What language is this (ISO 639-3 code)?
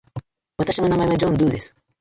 jpn